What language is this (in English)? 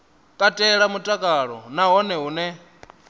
Venda